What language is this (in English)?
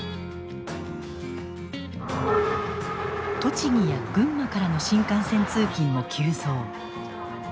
Japanese